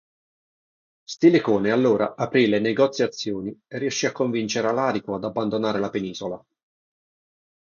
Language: Italian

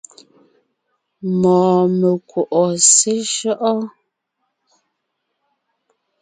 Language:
Ngiemboon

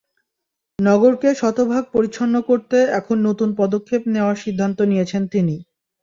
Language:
Bangla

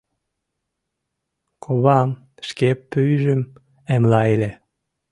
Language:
Mari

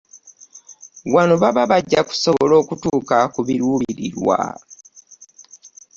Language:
Ganda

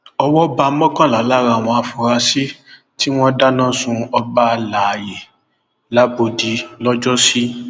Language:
Yoruba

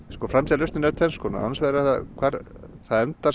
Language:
Icelandic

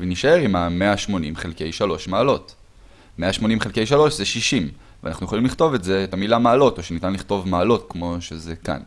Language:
Hebrew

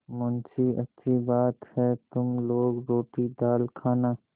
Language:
Hindi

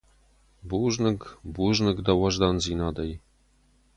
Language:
Ossetic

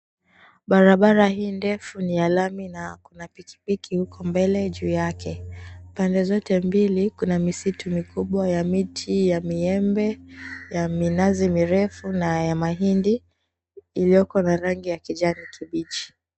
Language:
Swahili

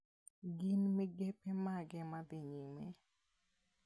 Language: Luo (Kenya and Tanzania)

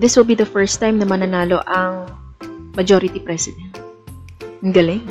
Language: Filipino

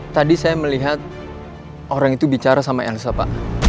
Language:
Indonesian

